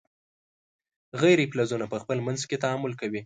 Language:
Pashto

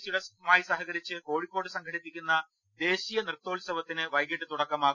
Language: Malayalam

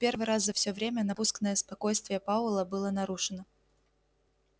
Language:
Russian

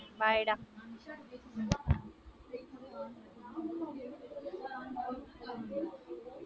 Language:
Tamil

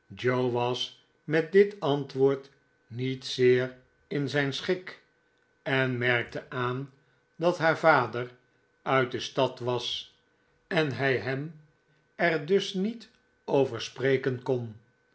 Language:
Dutch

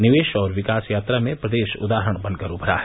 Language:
Hindi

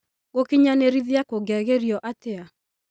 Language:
Kikuyu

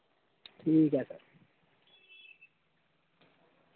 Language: Dogri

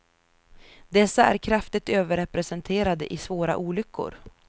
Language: Swedish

